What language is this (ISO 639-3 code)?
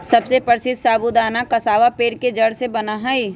mag